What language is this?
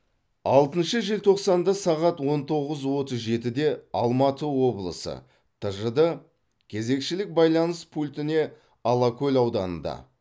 Kazakh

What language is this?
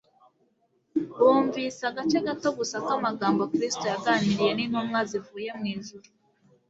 Kinyarwanda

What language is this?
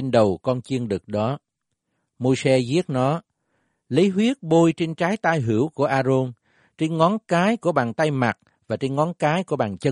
Vietnamese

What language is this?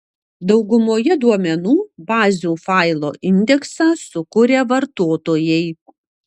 Lithuanian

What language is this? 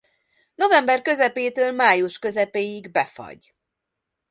Hungarian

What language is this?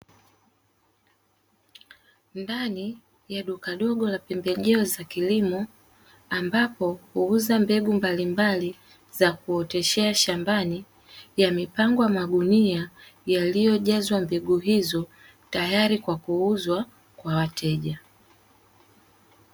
Swahili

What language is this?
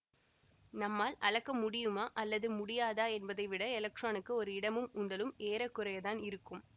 Tamil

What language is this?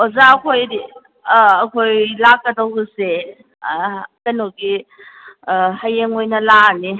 Manipuri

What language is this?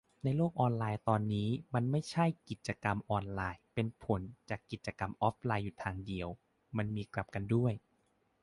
Thai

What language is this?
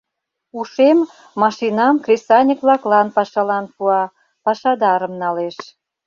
Mari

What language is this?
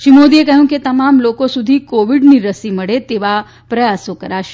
Gujarati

